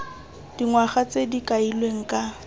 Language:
Tswana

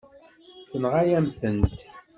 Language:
Kabyle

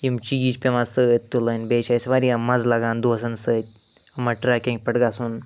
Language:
Kashmiri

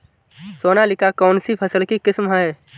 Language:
Hindi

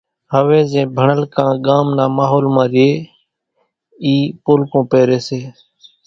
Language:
Kachi Koli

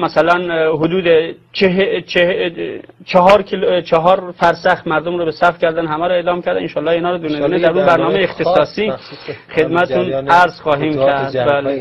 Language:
Persian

